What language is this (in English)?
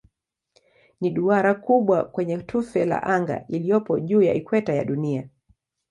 Swahili